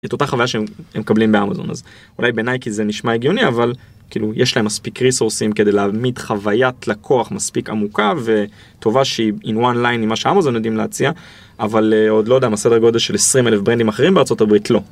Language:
Hebrew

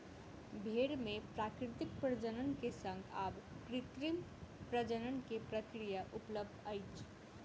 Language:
Maithili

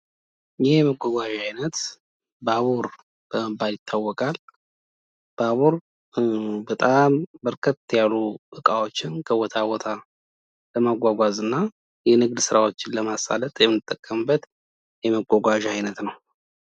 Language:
Amharic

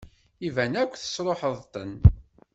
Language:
Kabyle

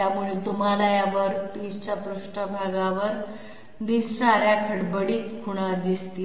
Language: Marathi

